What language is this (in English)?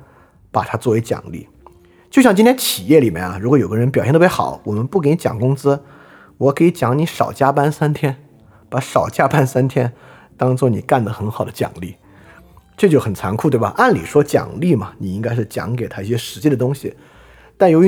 Chinese